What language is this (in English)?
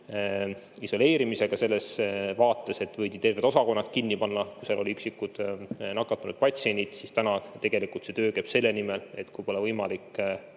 Estonian